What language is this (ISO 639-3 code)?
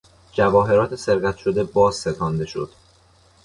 fas